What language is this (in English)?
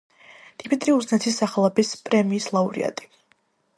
Georgian